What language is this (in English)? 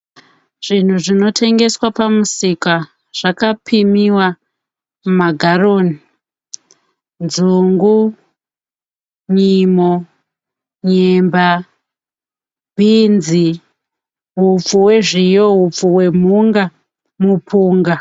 Shona